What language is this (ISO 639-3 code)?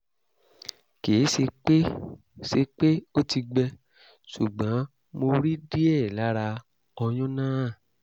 yor